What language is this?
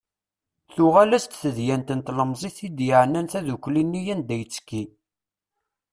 Kabyle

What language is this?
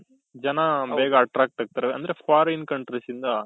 Kannada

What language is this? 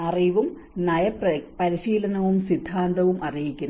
Malayalam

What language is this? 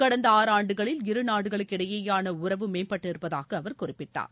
Tamil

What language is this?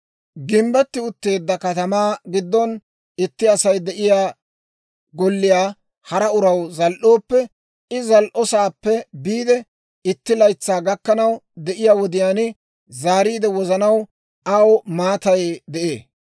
Dawro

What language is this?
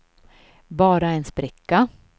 Swedish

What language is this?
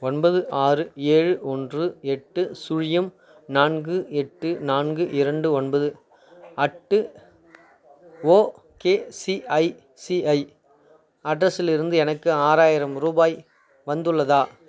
Tamil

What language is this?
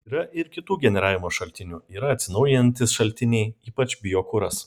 Lithuanian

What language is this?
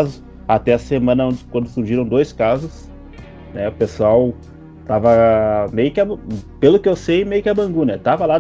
Portuguese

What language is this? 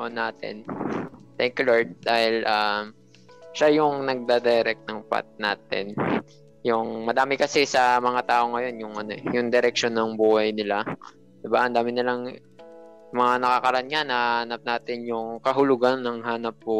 Filipino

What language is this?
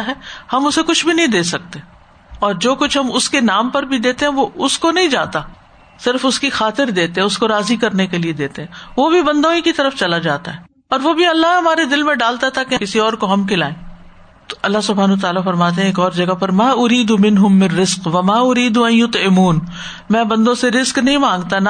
Urdu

